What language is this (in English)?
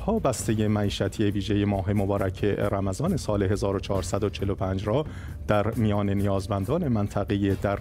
Persian